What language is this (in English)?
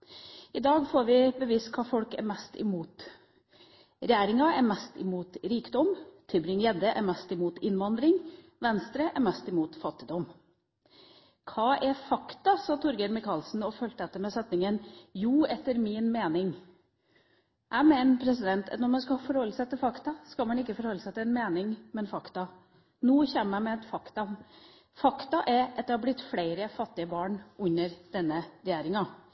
Norwegian Bokmål